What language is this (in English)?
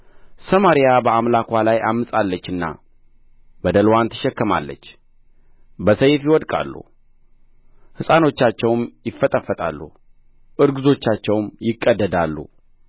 Amharic